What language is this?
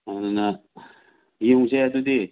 Manipuri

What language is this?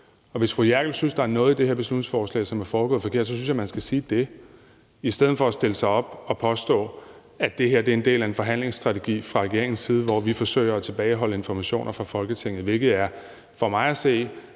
Danish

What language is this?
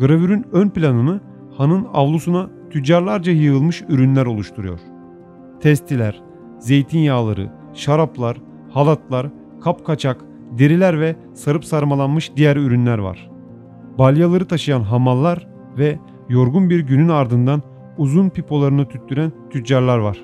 Turkish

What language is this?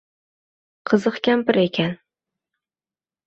Uzbek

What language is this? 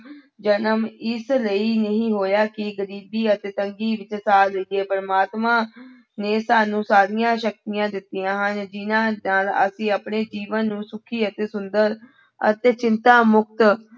Punjabi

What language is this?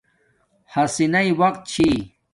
Domaaki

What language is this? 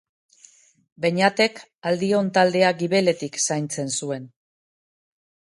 Basque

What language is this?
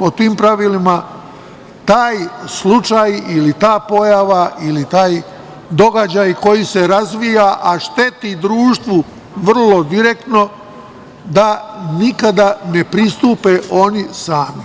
Serbian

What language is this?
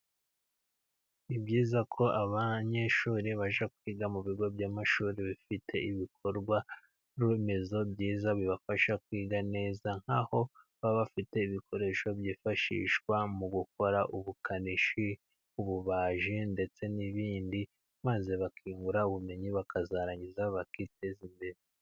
Kinyarwanda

